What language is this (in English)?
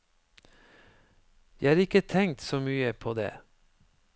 Norwegian